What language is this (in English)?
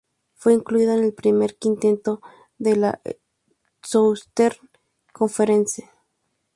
Spanish